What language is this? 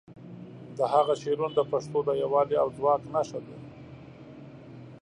Pashto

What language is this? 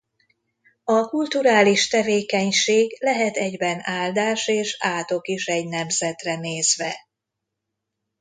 Hungarian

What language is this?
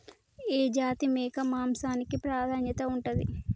Telugu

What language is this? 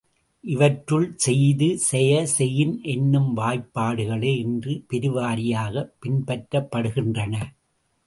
Tamil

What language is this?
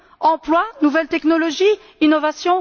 French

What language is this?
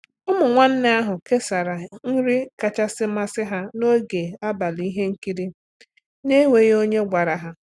Igbo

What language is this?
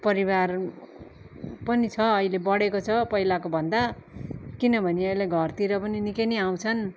Nepali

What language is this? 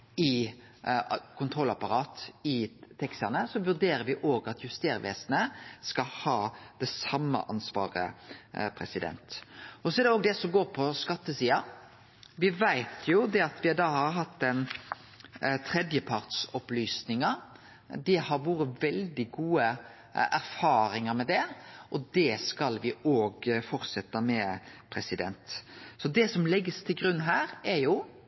Norwegian Nynorsk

